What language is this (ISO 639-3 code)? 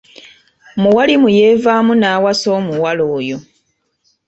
lug